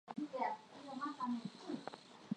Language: Swahili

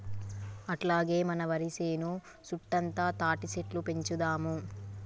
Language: Telugu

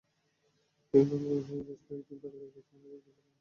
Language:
Bangla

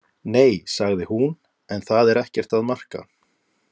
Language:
Icelandic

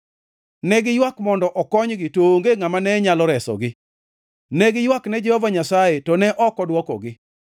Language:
Luo (Kenya and Tanzania)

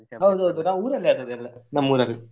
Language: Kannada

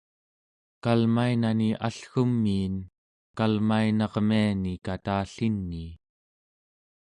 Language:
Central Yupik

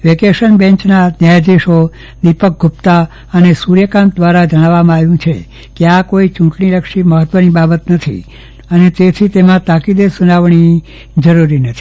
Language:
Gujarati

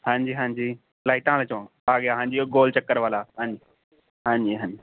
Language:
Punjabi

